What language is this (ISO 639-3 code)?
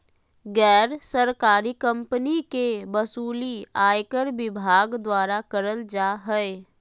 mag